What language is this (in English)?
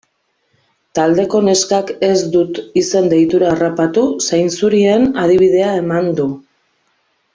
Basque